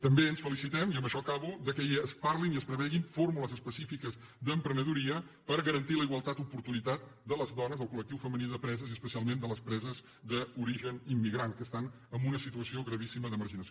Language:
Catalan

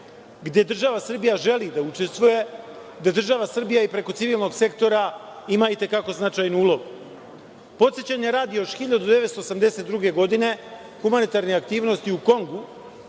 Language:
Serbian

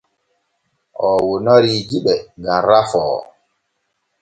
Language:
Borgu Fulfulde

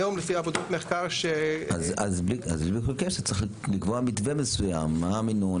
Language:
Hebrew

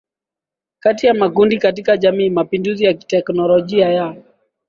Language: Swahili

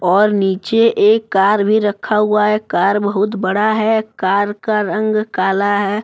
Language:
Hindi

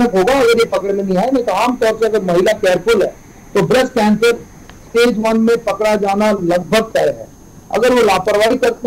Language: Hindi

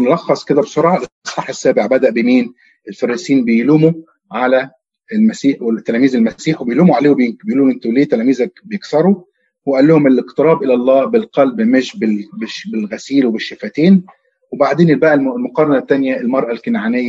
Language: Arabic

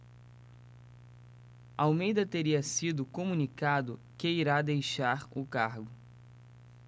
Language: Portuguese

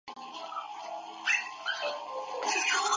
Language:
Chinese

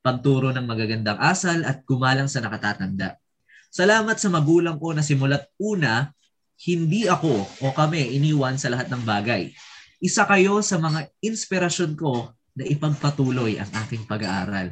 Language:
Filipino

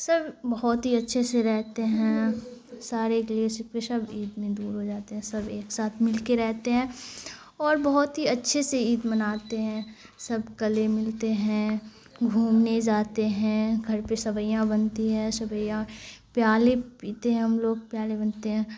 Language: Urdu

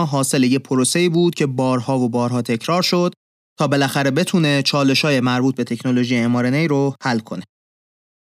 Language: Persian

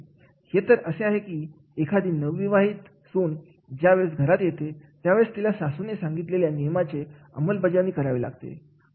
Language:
Marathi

